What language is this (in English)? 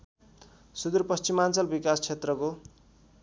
Nepali